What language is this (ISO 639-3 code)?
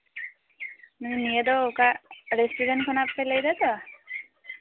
sat